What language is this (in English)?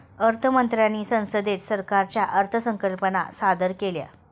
Marathi